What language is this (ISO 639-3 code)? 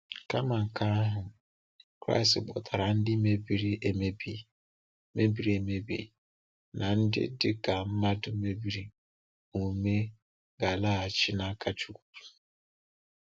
ibo